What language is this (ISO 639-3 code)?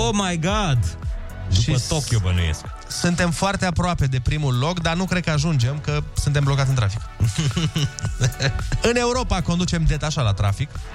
ron